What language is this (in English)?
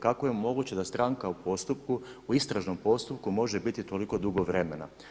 Croatian